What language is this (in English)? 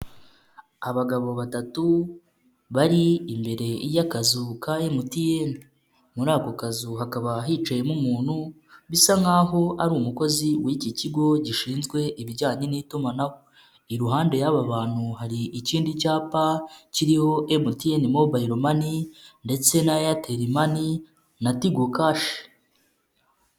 Kinyarwanda